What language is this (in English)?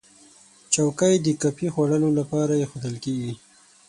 Pashto